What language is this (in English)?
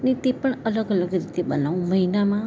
Gujarati